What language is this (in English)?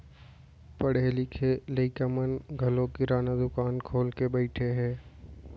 Chhattisgarhi